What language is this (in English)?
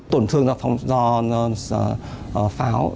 Vietnamese